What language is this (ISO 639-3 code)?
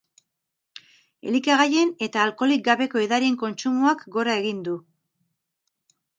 eus